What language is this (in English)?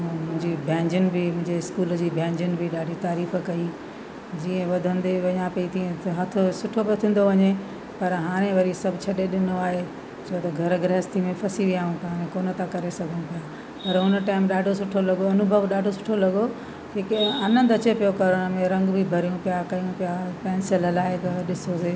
Sindhi